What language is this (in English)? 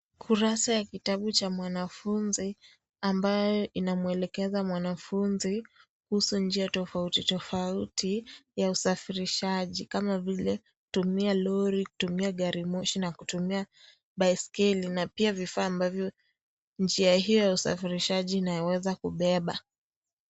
Swahili